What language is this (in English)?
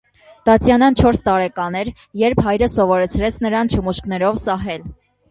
Armenian